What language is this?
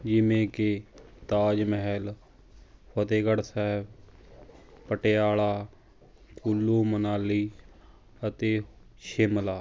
Punjabi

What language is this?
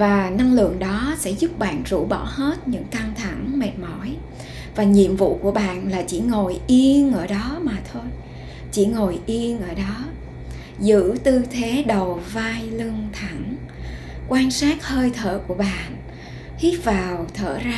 Vietnamese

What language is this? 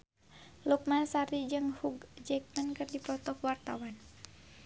Sundanese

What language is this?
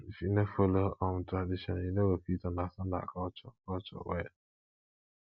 Nigerian Pidgin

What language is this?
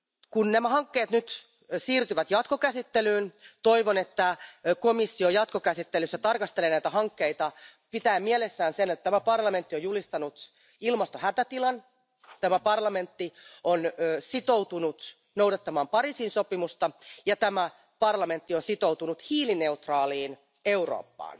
Finnish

